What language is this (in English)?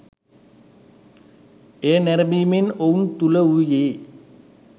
Sinhala